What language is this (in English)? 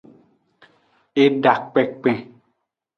Aja (Benin)